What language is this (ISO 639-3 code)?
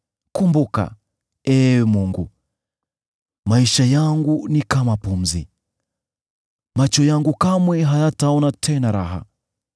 swa